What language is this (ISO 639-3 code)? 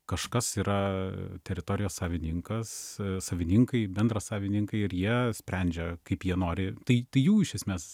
lit